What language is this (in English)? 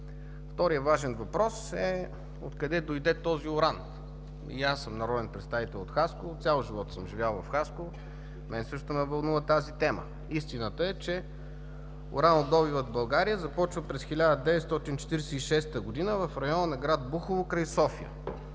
Bulgarian